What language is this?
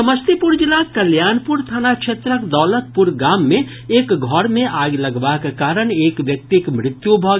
Maithili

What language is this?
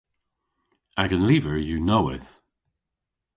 Cornish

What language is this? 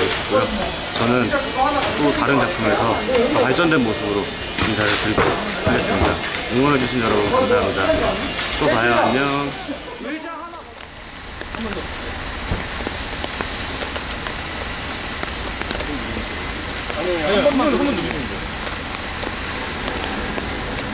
Korean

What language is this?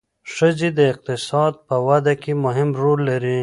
Pashto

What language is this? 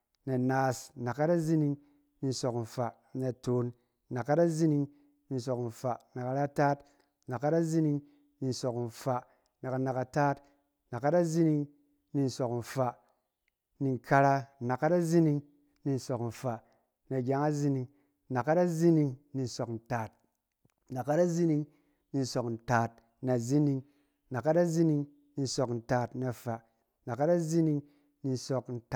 Cen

